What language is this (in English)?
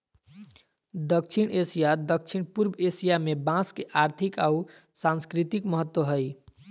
Magahi